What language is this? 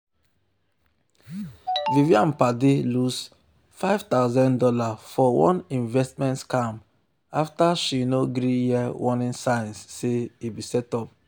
Nigerian Pidgin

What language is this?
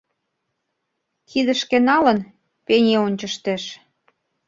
Mari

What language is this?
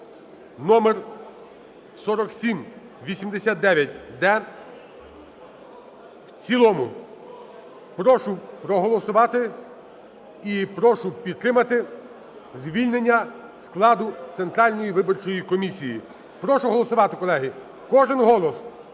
Ukrainian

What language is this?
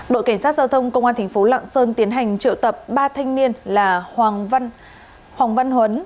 Vietnamese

